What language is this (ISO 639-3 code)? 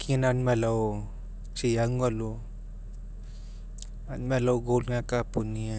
mek